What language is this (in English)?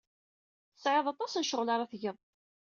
Kabyle